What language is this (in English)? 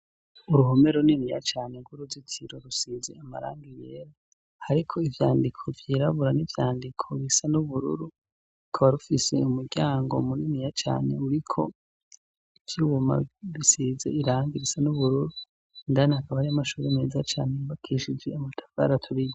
Rundi